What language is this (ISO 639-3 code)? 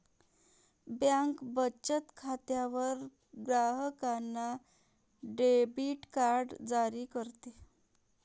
mar